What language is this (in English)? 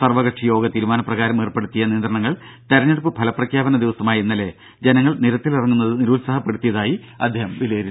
Malayalam